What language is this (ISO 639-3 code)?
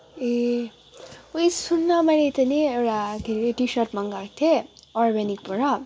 nep